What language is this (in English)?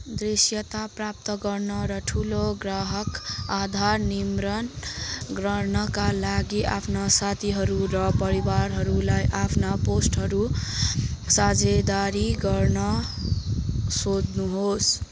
Nepali